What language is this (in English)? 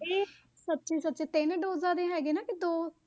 Punjabi